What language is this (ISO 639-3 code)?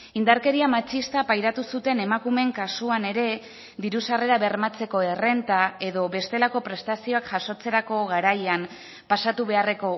eus